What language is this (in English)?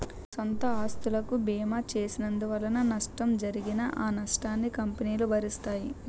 Telugu